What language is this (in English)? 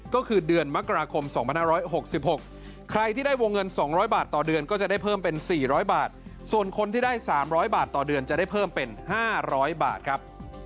Thai